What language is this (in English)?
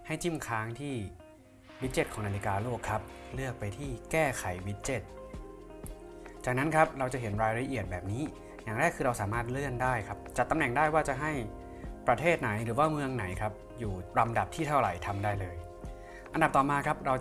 Thai